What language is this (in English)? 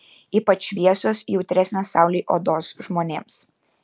Lithuanian